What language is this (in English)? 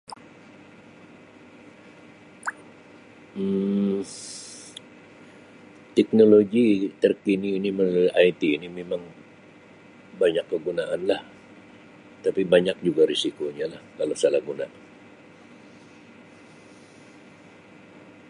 Sabah Malay